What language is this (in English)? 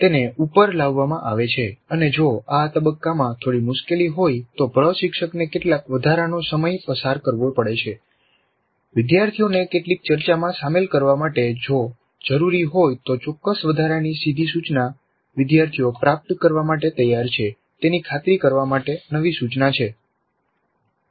Gujarati